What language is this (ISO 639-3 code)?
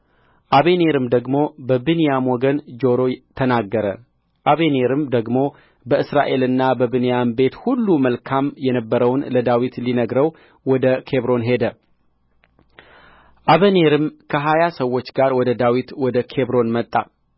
amh